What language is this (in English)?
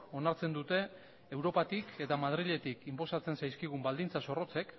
Basque